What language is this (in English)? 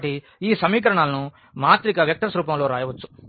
Telugu